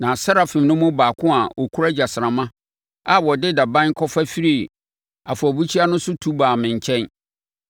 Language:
Akan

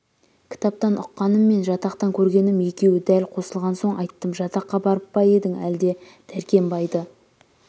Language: Kazakh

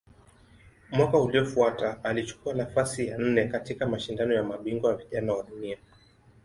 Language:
Swahili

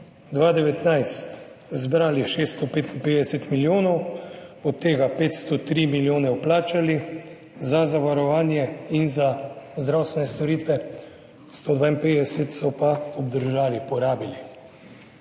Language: Slovenian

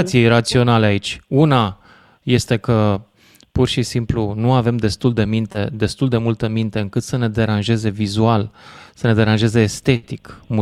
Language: Romanian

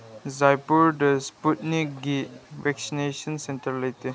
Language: Manipuri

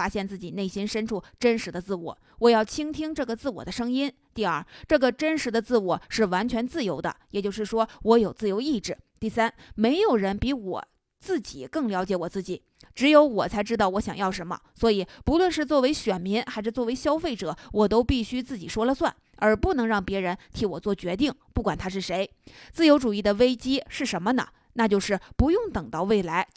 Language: Chinese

